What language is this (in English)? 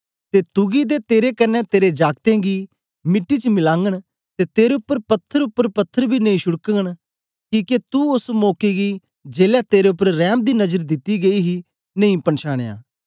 Dogri